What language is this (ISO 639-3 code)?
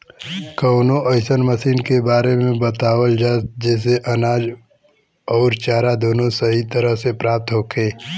bho